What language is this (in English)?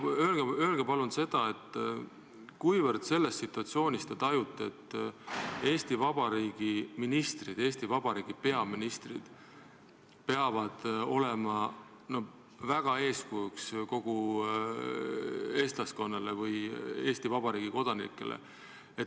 Estonian